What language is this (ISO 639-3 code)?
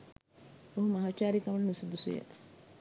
sin